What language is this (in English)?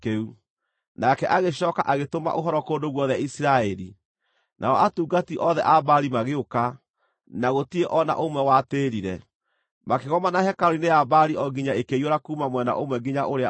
Kikuyu